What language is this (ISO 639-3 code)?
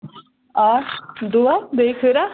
kas